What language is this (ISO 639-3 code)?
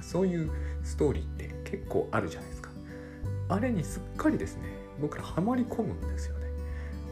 jpn